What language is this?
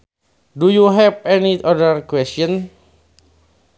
Sundanese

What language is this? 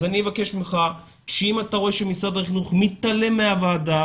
Hebrew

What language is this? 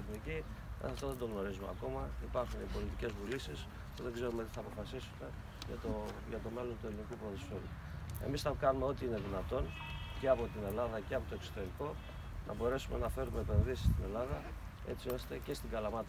Greek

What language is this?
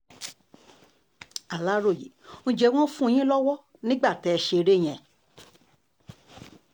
Yoruba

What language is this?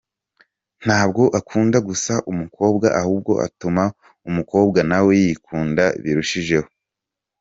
Kinyarwanda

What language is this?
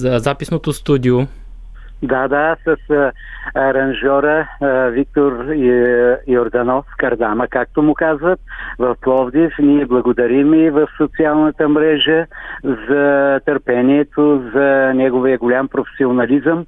Bulgarian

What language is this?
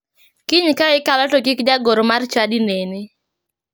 Luo (Kenya and Tanzania)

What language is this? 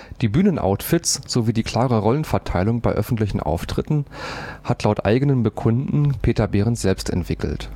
German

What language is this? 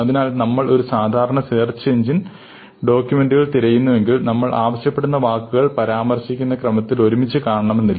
Malayalam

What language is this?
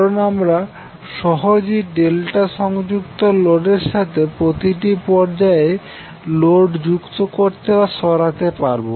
Bangla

